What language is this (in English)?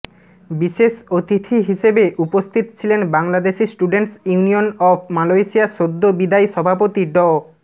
Bangla